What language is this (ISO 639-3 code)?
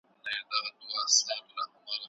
pus